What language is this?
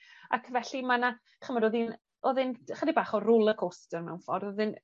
Welsh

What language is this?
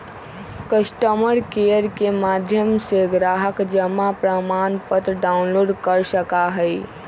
Magahi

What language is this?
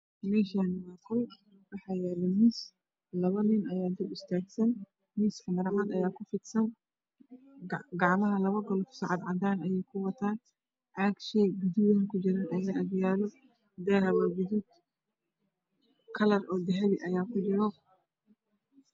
Somali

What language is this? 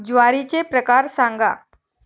Marathi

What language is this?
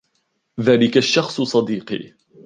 Arabic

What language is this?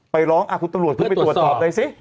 Thai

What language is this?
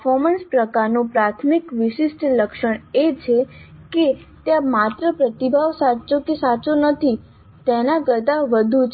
Gujarati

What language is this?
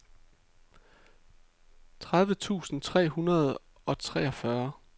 Danish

